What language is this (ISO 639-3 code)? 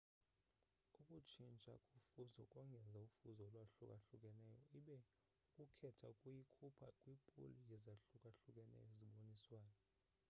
xho